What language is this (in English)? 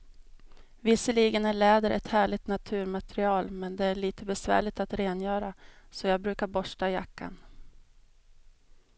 Swedish